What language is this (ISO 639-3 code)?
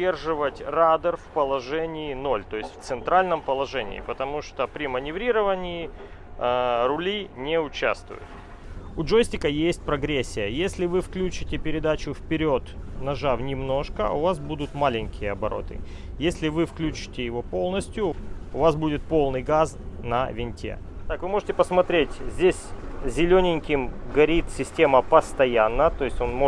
rus